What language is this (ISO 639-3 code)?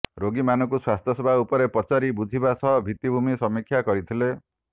ori